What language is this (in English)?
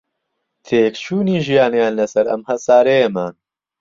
Central Kurdish